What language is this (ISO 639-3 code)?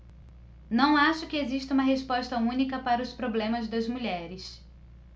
por